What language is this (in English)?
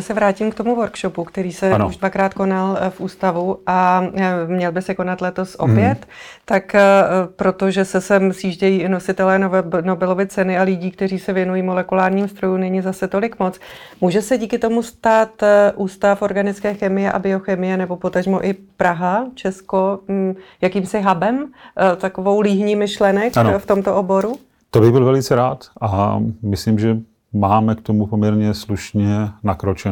Czech